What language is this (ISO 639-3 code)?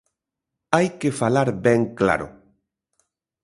glg